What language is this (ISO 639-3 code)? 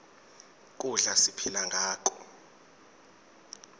ssw